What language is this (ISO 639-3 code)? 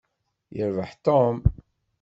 kab